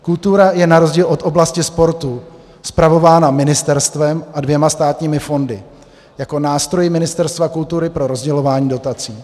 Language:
Czech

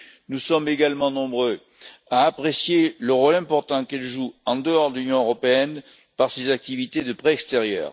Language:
French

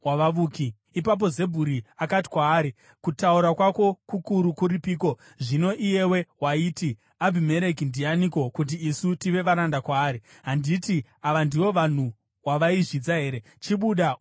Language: Shona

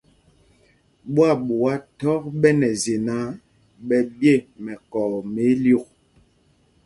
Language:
Mpumpong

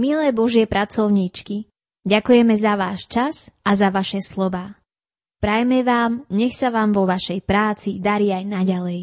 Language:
Slovak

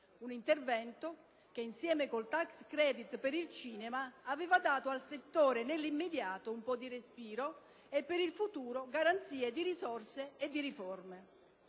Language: Italian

